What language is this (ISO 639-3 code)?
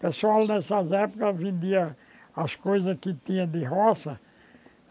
por